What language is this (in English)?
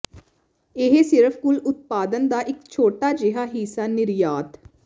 Punjabi